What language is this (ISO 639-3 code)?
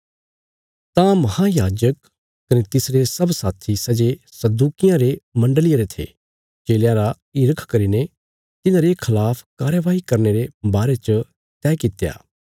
kfs